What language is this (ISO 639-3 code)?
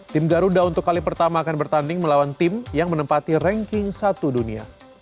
ind